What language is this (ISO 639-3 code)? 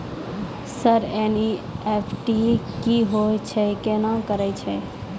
mai